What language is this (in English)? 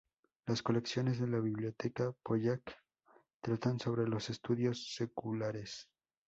Spanish